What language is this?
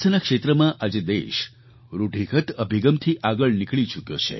Gujarati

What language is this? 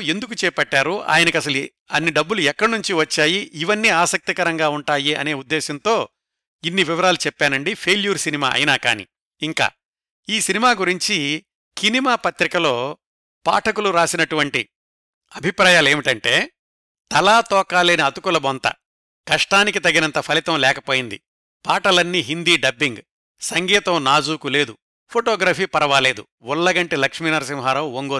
Telugu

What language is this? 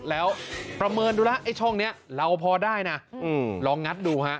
Thai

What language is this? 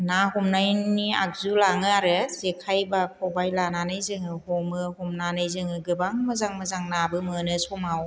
Bodo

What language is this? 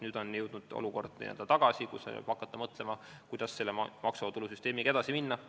Estonian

